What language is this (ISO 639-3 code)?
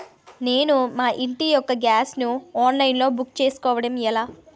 tel